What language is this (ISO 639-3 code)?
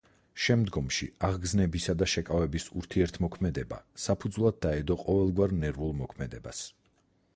kat